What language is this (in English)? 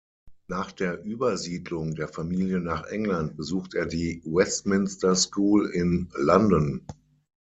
German